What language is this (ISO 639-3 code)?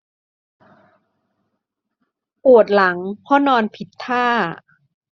tha